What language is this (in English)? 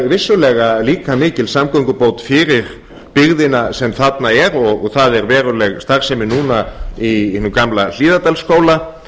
Icelandic